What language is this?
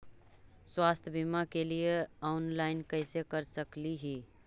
Magahi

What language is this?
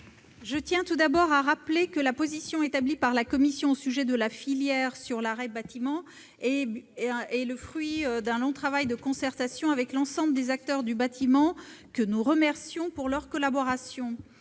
French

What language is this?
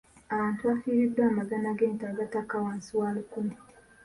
Ganda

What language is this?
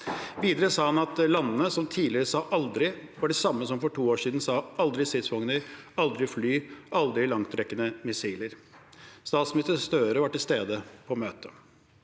Norwegian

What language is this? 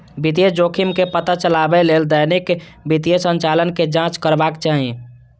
Maithili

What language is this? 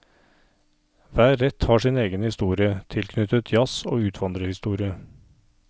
Norwegian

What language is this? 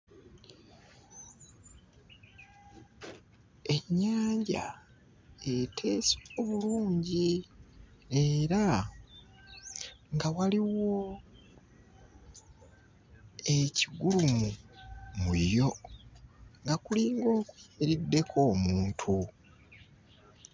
Ganda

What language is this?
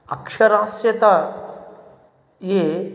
Sanskrit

